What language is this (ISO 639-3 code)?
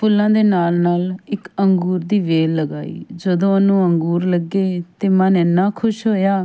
pan